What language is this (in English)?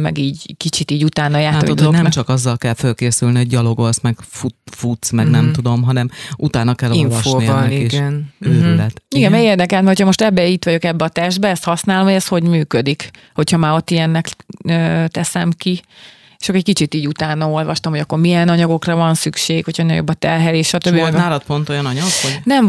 Hungarian